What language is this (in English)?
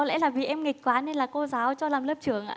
Vietnamese